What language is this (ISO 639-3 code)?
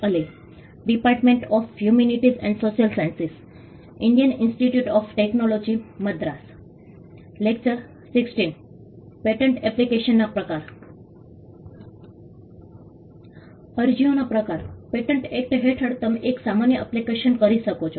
guj